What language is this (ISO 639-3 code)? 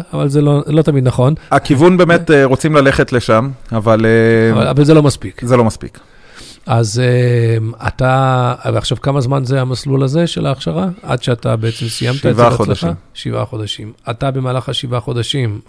heb